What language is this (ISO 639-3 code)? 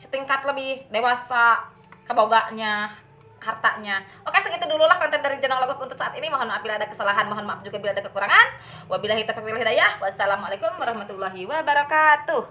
ind